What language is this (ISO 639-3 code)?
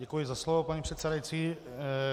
ces